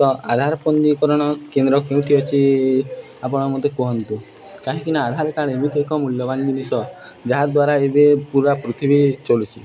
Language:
Odia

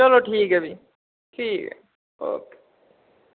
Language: Dogri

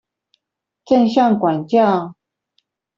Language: Chinese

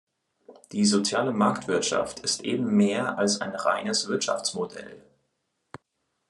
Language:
German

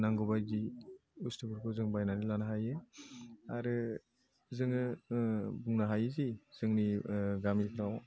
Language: Bodo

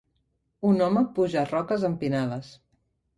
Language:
Catalan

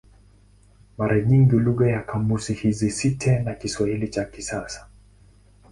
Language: Swahili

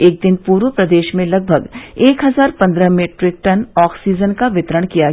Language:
Hindi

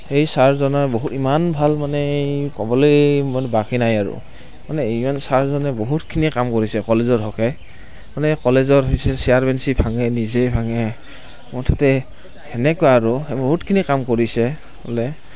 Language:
Assamese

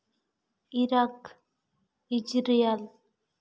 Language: Santali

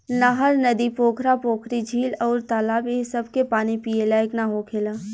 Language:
Bhojpuri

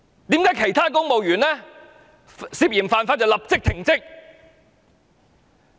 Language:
Cantonese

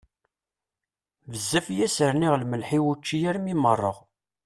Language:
Kabyle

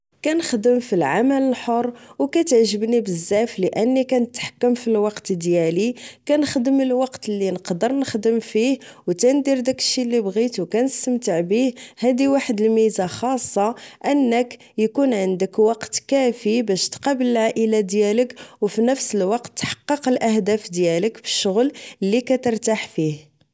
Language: Moroccan Arabic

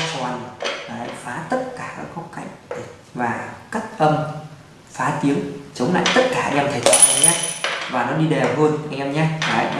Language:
Vietnamese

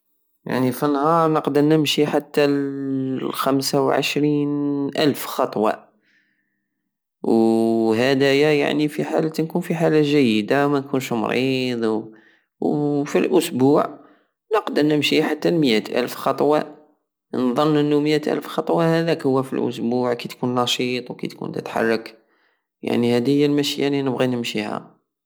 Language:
Algerian Saharan Arabic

